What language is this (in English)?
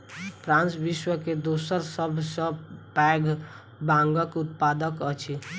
Maithili